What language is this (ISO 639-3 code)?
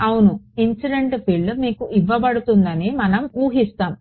tel